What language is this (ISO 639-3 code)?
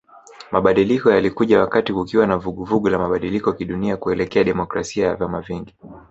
swa